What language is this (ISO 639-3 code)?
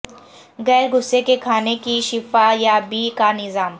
urd